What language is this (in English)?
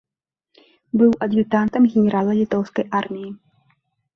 Belarusian